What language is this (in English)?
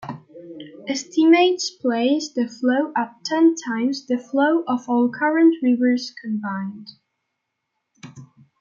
English